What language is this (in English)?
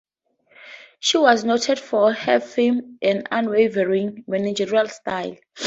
English